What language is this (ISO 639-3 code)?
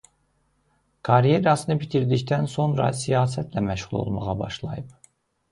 aze